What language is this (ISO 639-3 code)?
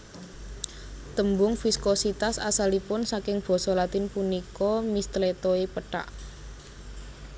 jav